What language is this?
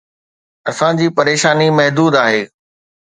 Sindhi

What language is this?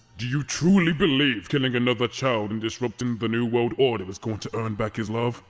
English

